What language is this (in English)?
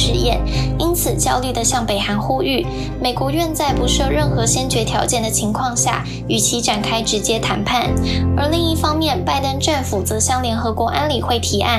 Chinese